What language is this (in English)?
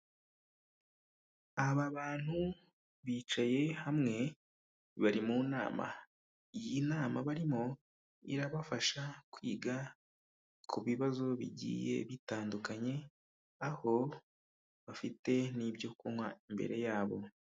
Kinyarwanda